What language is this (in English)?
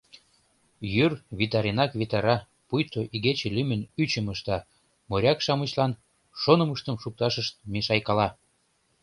Mari